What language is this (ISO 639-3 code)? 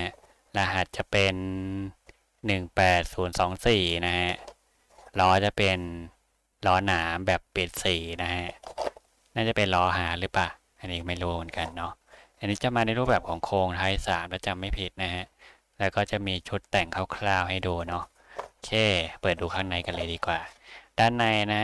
tha